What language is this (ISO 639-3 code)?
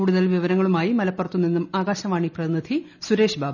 mal